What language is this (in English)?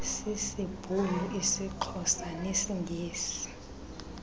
Xhosa